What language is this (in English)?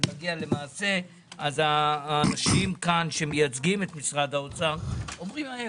Hebrew